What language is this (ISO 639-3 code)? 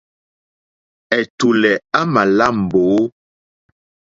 bri